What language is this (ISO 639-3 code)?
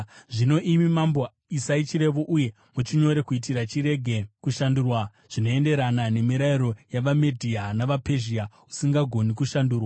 sna